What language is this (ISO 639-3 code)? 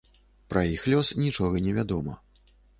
bel